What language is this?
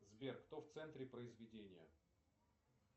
Russian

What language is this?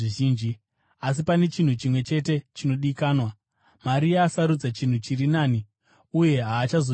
Shona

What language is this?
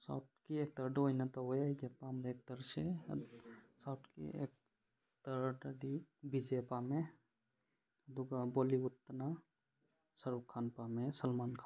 Manipuri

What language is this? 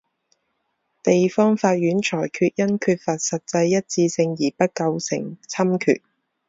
Chinese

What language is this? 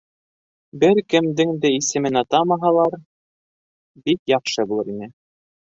Bashkir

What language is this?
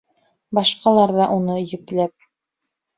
Bashkir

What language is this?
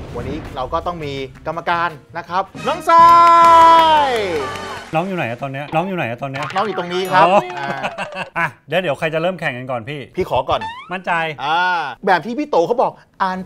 Thai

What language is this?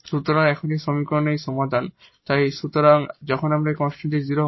Bangla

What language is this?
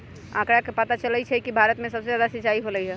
Magahi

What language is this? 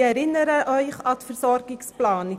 Swiss German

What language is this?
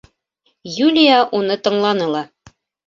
Bashkir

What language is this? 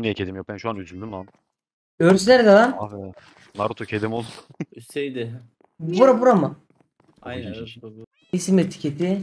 Turkish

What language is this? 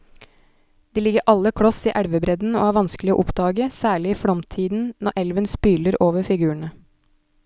Norwegian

